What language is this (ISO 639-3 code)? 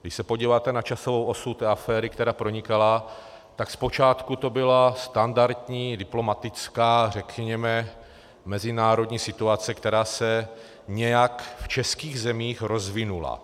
ces